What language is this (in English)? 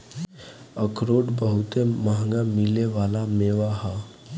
Bhojpuri